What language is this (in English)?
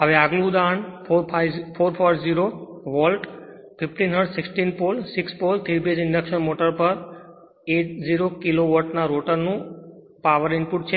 Gujarati